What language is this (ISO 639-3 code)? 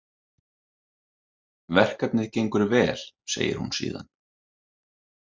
isl